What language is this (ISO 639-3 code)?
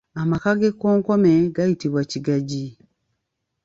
lug